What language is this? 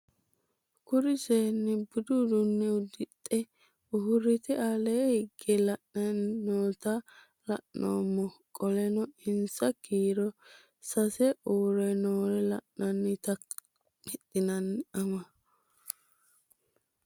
Sidamo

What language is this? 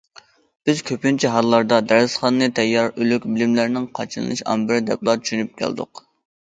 Uyghur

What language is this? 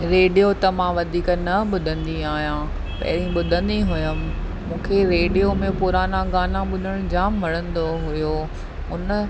Sindhi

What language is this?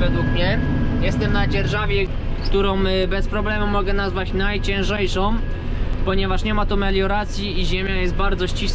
Polish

